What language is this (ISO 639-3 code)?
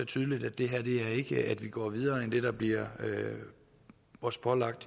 dan